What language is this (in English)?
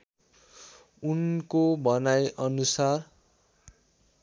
Nepali